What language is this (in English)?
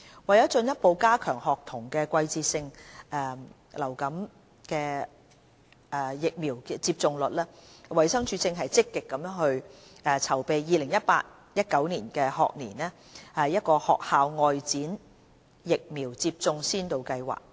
Cantonese